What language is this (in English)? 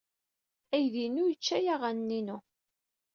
Kabyle